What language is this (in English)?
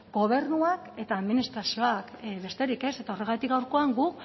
Basque